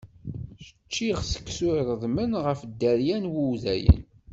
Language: Kabyle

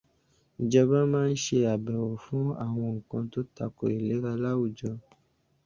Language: Yoruba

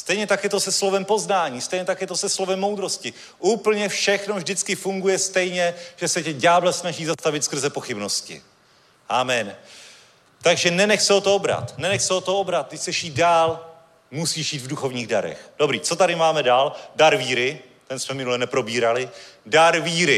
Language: Czech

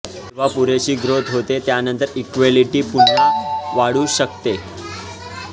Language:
Marathi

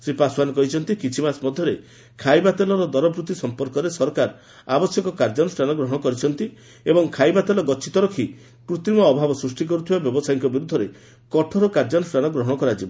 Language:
Odia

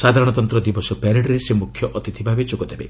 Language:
Odia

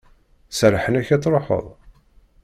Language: Kabyle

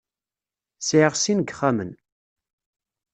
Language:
Kabyle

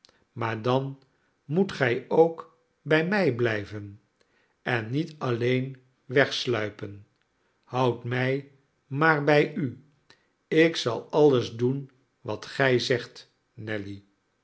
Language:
Dutch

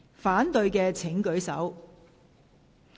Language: Cantonese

